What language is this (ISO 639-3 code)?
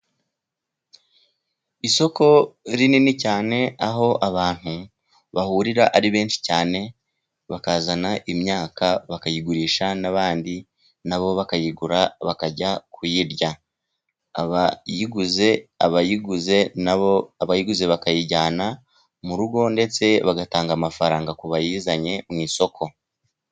kin